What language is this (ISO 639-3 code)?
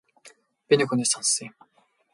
mon